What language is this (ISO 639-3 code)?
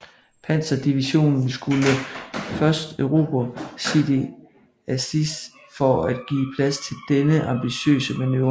dan